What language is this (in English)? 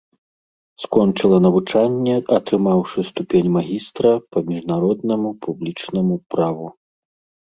Belarusian